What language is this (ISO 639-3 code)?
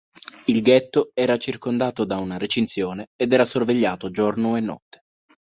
ita